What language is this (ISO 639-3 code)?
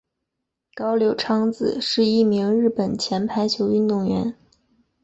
zho